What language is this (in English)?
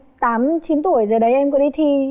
Vietnamese